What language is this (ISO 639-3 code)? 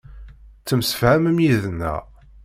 kab